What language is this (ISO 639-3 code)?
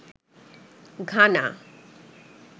ben